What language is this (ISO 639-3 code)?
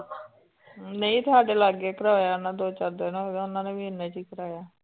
pan